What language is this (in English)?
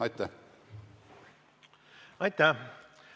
Estonian